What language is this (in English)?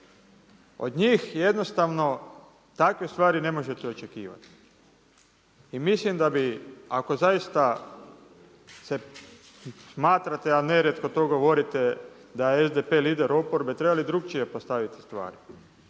Croatian